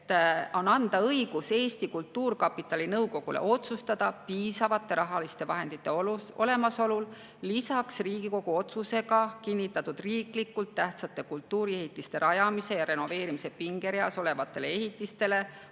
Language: Estonian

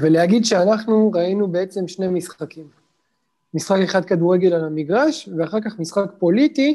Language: Hebrew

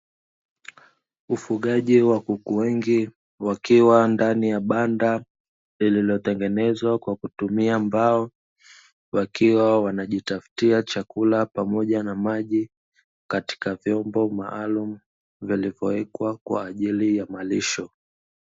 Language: Swahili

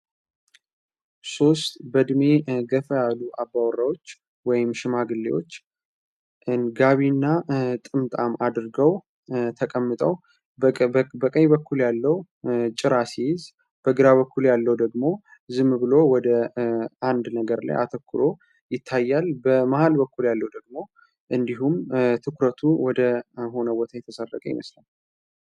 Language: Amharic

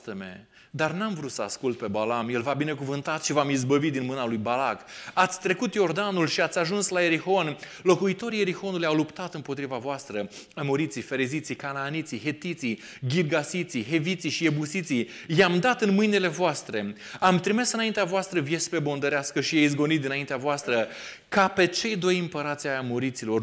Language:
Romanian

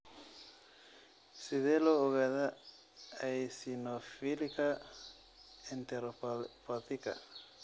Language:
Somali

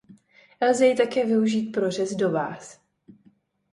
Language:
Czech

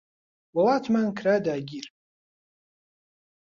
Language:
Central Kurdish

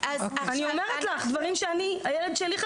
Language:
Hebrew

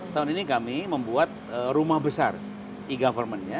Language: Indonesian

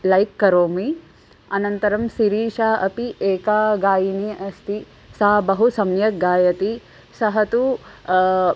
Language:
Sanskrit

